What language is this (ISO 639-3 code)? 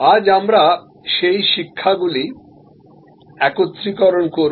ben